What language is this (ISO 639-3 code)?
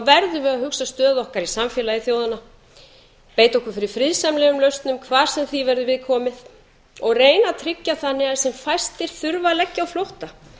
isl